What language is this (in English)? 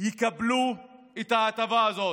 Hebrew